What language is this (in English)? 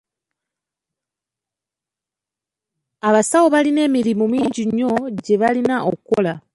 Ganda